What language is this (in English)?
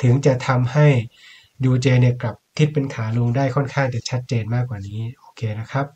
Thai